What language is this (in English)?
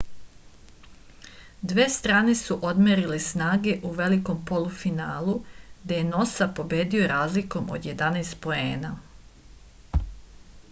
Serbian